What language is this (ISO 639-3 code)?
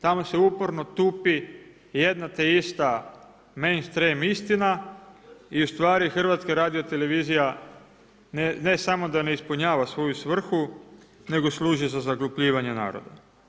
hrv